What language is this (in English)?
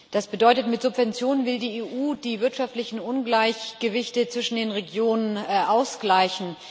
German